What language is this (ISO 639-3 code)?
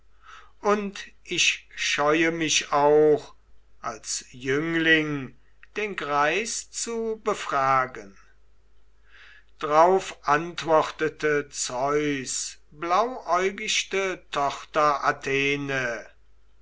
deu